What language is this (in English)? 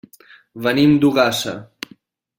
Catalan